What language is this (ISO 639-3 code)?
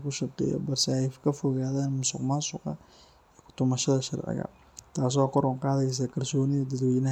som